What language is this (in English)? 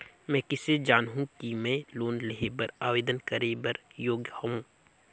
Chhattisgarhi